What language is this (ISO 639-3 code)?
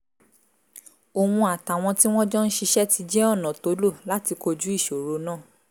yor